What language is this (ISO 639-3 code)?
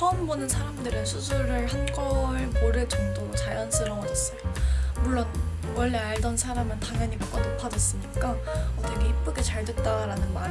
kor